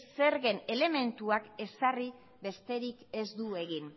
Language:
Basque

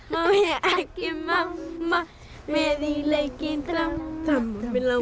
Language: Icelandic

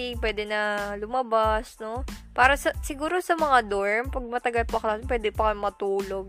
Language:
Filipino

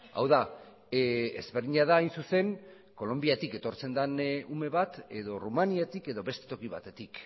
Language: Basque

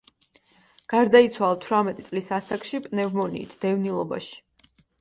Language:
Georgian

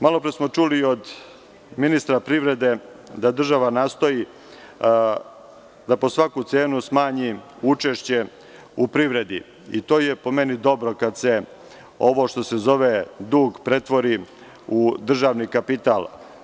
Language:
Serbian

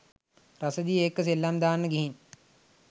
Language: Sinhala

